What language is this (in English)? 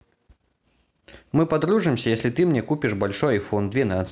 Russian